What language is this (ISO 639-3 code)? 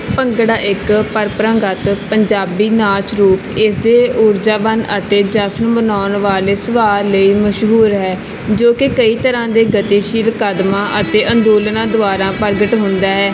pan